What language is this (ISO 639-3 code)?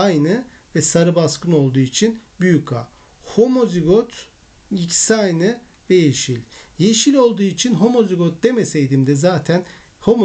tur